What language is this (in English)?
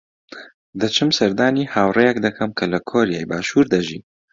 Central Kurdish